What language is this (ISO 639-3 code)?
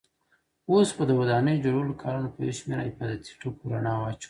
pus